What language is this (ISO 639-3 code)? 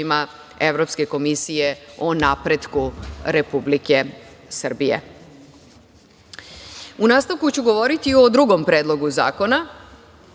srp